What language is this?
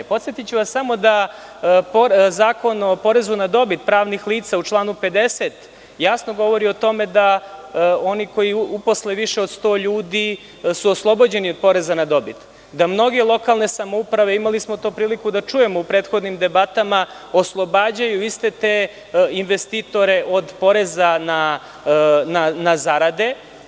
Serbian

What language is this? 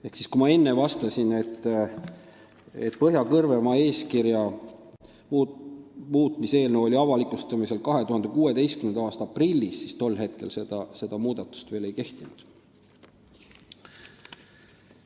Estonian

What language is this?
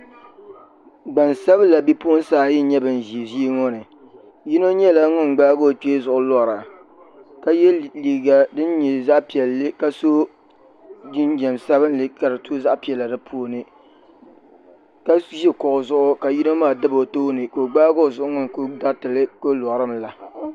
Dagbani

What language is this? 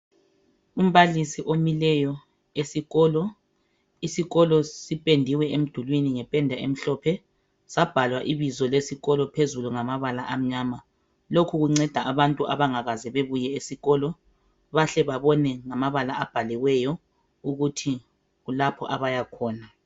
North Ndebele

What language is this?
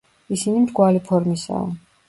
Georgian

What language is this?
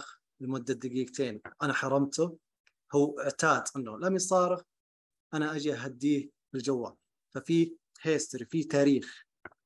Arabic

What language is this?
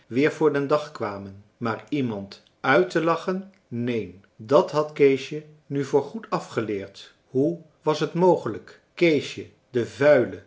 Dutch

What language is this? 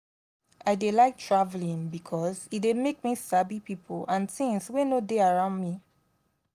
Nigerian Pidgin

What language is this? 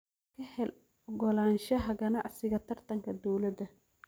Somali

